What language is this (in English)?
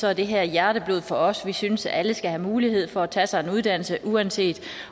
Danish